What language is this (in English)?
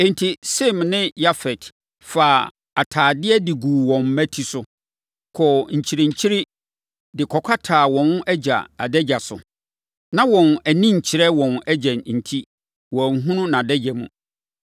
Akan